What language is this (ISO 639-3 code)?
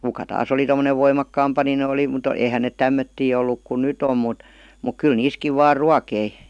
fin